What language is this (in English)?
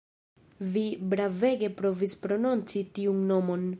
Esperanto